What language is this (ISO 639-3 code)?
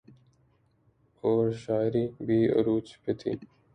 urd